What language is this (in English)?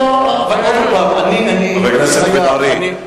Hebrew